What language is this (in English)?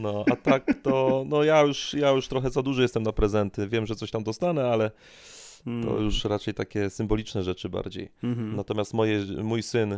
Polish